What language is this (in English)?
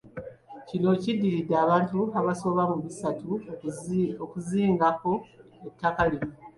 Ganda